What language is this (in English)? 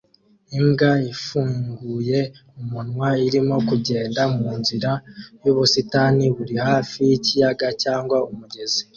Kinyarwanda